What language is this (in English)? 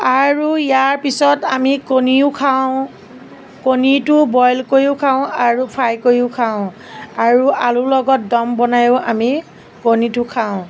Assamese